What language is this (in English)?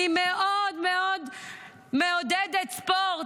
Hebrew